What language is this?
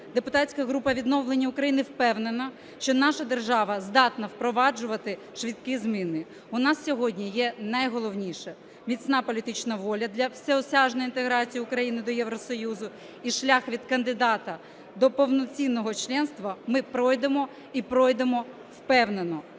Ukrainian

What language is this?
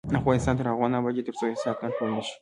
Pashto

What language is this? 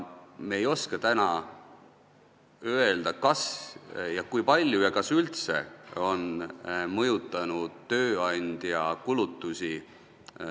Estonian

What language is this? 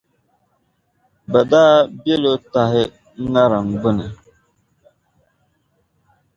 Dagbani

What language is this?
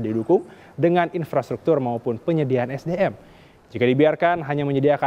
Indonesian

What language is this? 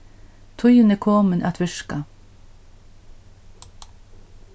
Faroese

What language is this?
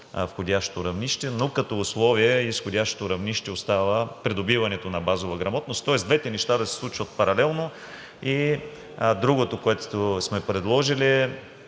Bulgarian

